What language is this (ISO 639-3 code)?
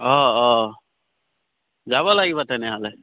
asm